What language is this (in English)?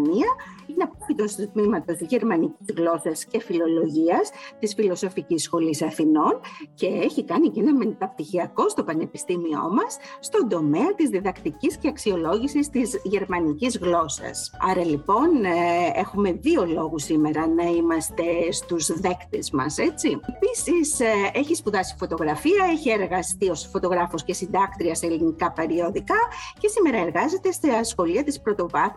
Greek